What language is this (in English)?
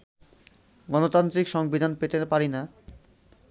Bangla